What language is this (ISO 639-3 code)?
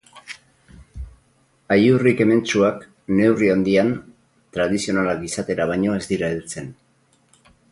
eus